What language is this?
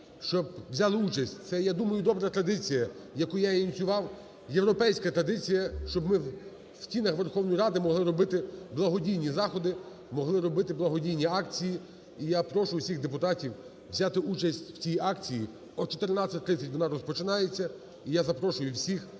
Ukrainian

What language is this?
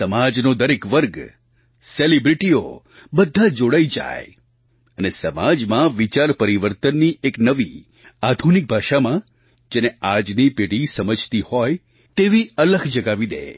Gujarati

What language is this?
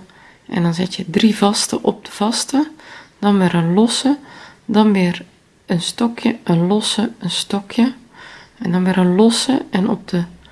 Dutch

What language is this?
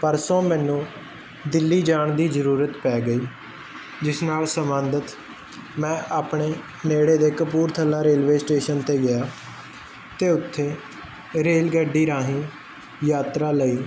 Punjabi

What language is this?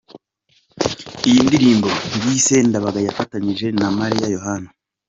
Kinyarwanda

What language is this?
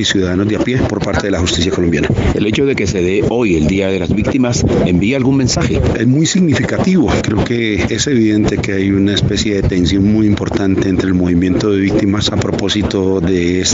Spanish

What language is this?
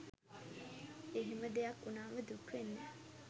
Sinhala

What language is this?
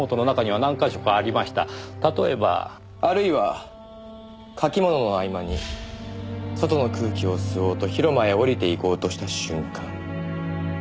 Japanese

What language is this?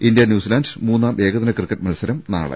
Malayalam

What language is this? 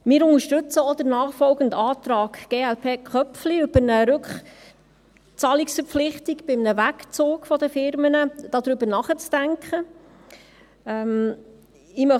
Swiss German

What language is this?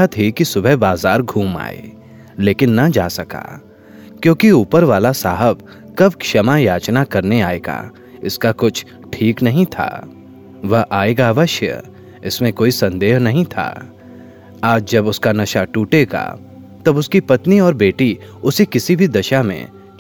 Hindi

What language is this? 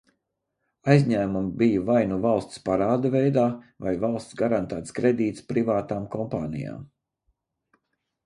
Latvian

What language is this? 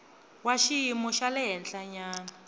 Tsonga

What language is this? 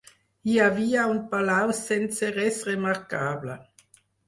Catalan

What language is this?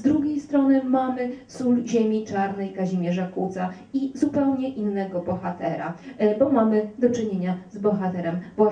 Polish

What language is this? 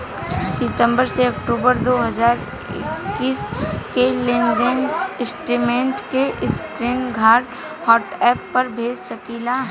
Bhojpuri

